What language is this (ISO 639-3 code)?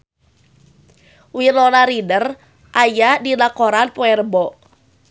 sun